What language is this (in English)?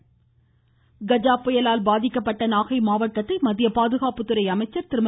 Tamil